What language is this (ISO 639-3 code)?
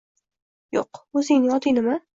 uzb